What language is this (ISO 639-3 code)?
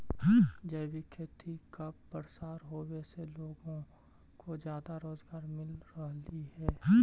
mag